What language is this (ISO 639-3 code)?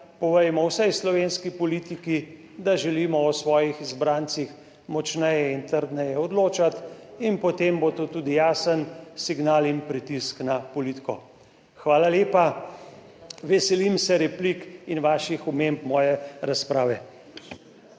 slv